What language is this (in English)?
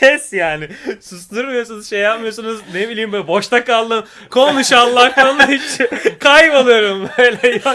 Turkish